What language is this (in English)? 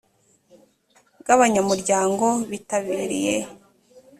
Kinyarwanda